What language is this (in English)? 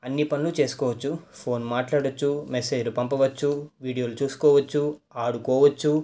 Telugu